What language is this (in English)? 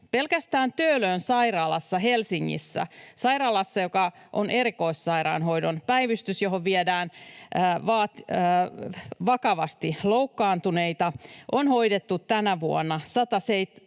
Finnish